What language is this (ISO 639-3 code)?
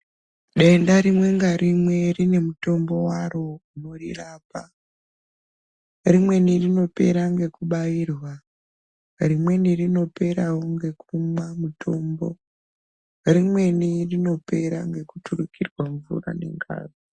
ndc